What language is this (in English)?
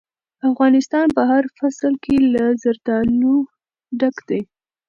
Pashto